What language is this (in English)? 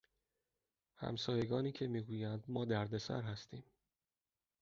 Persian